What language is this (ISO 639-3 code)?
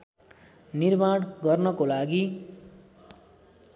nep